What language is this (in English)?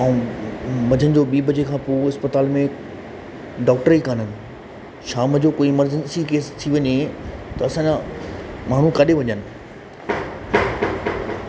Sindhi